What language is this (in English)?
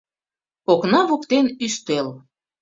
Mari